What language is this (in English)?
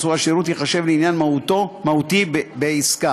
Hebrew